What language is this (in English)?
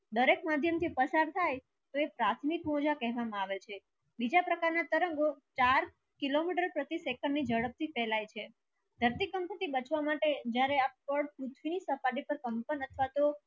Gujarati